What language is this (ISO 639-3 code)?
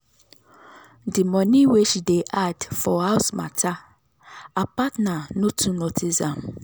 pcm